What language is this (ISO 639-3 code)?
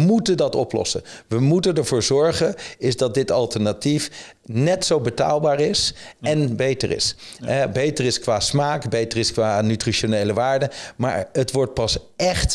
nld